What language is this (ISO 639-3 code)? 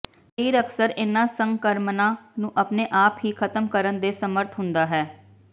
pan